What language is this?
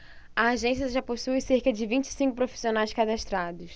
Portuguese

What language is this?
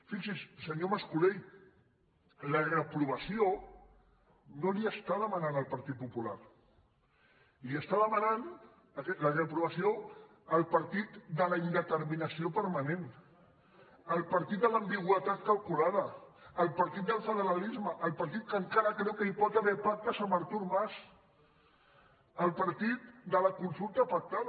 Catalan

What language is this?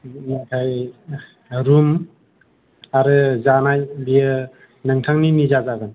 Bodo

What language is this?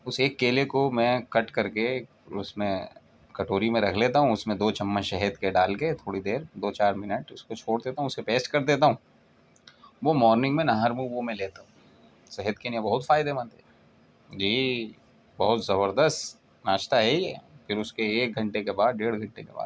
Urdu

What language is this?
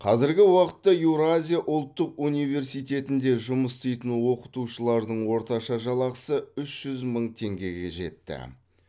Kazakh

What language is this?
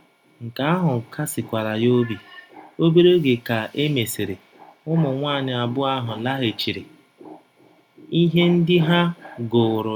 Igbo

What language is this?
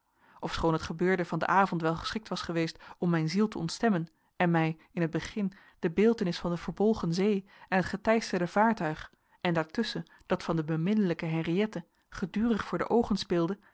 Dutch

